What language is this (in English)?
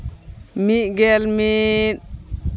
Santali